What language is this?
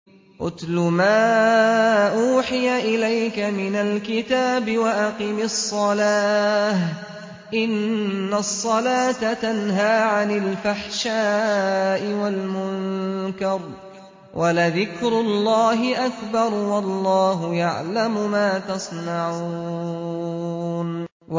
Arabic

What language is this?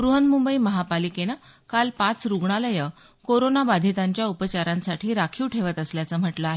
Marathi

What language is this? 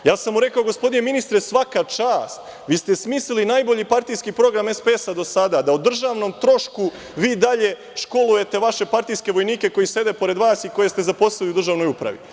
Serbian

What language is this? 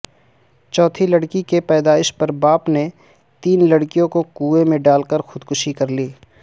Urdu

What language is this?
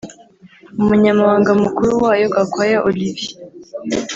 Kinyarwanda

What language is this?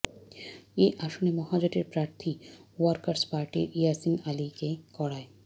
Bangla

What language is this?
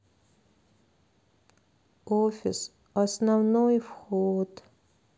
Russian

